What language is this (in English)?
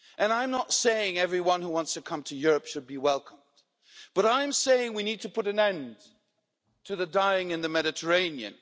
English